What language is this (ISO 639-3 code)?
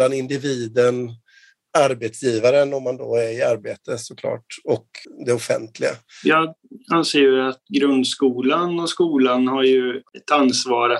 swe